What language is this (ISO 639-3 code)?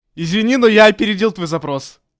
rus